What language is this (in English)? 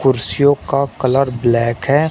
Hindi